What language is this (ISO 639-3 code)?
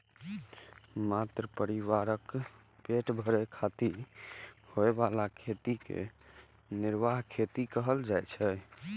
mai